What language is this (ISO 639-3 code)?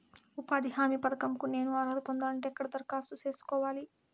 tel